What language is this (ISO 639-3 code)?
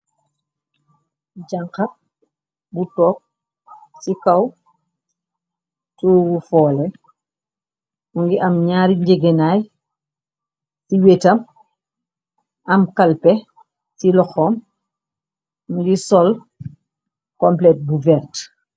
wol